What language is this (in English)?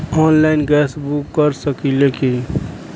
Bhojpuri